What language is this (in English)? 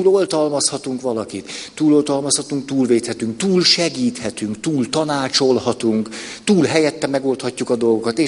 Hungarian